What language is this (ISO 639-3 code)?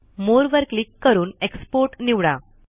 mar